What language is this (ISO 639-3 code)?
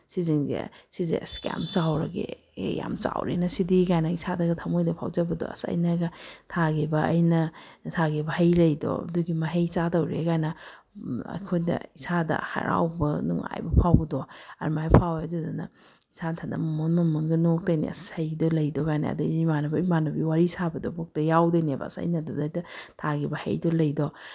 mni